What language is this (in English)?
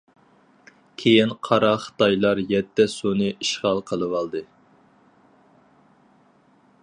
Uyghur